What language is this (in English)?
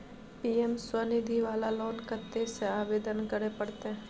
Maithili